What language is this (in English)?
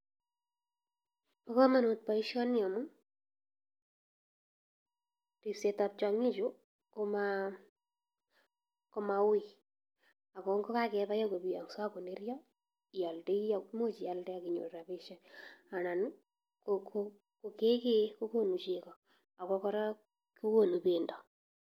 Kalenjin